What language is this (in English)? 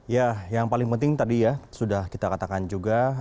Indonesian